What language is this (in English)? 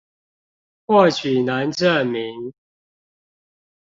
Chinese